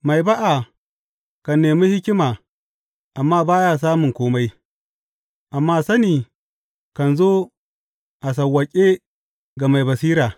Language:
Hausa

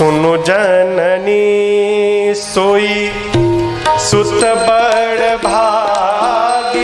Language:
Hindi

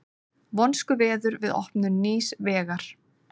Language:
Icelandic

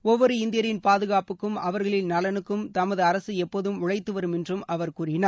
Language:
Tamil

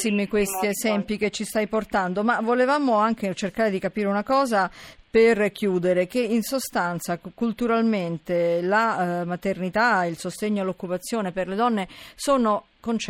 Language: Italian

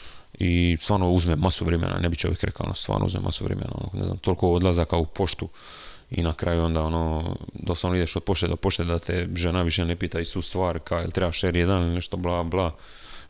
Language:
Croatian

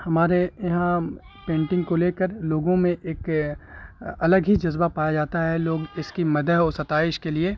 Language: Urdu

